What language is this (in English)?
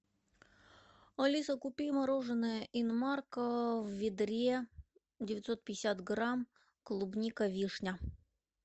Russian